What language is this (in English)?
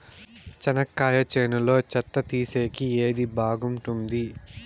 Telugu